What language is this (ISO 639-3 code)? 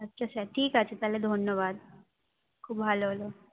ben